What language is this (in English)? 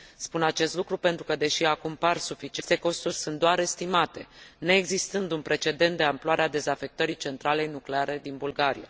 Romanian